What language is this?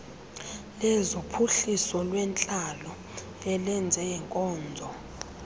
Xhosa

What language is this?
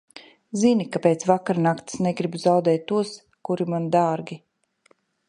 Latvian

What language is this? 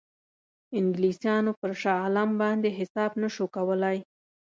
Pashto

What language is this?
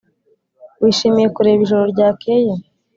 Kinyarwanda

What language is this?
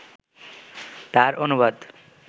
Bangla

